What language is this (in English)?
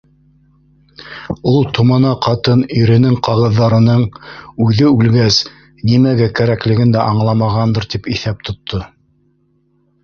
Bashkir